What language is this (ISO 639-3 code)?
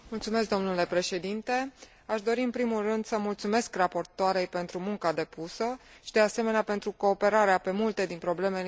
ron